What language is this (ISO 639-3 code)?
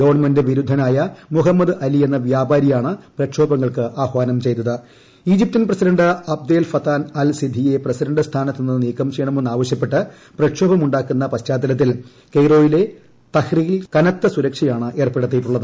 mal